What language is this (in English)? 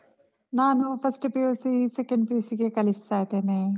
Kannada